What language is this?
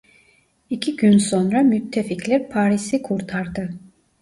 Turkish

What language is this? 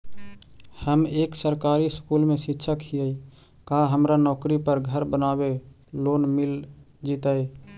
Magahi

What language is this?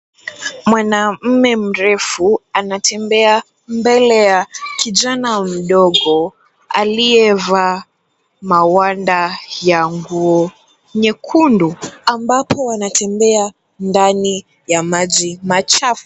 Swahili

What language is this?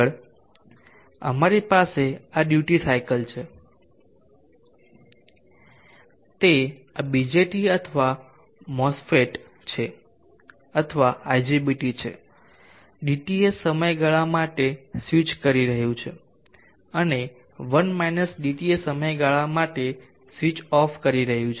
Gujarati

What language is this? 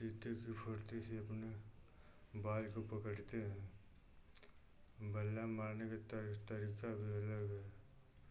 Hindi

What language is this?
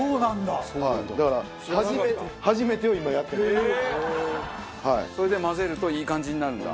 Japanese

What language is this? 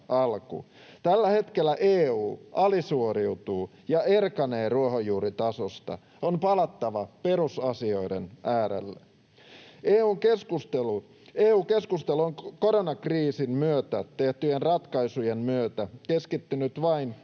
Finnish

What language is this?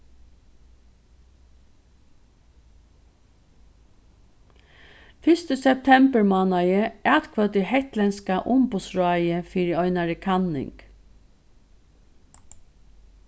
Faroese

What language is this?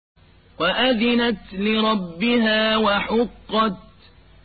Arabic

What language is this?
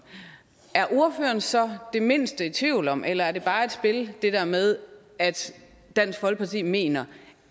Danish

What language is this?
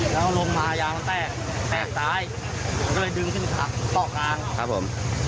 Thai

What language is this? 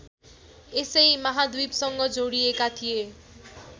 Nepali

